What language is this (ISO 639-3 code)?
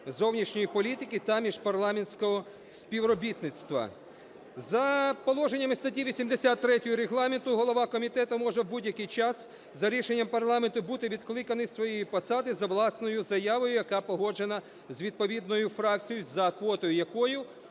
ukr